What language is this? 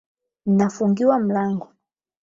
Swahili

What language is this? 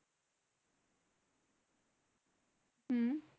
Bangla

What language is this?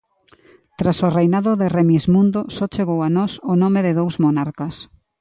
Galician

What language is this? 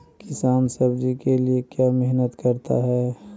Magahi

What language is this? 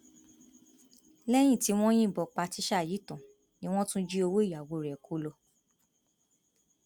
Yoruba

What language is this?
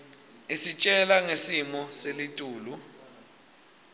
Swati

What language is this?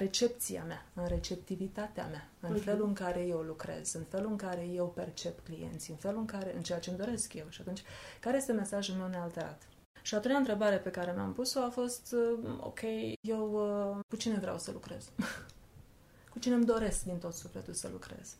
Romanian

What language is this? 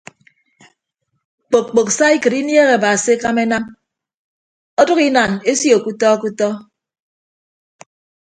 Ibibio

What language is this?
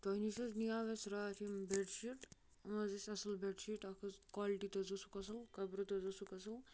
Kashmiri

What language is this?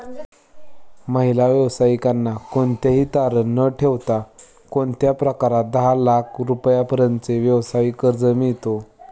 Marathi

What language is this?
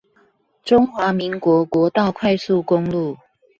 Chinese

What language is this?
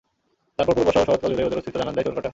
Bangla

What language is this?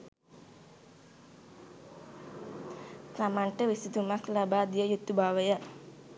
Sinhala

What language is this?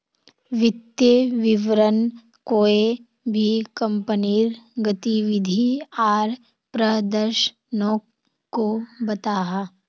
Magahi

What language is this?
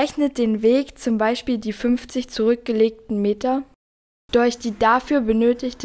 German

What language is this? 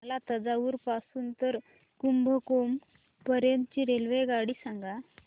Marathi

